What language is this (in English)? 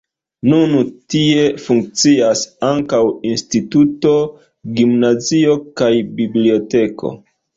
Esperanto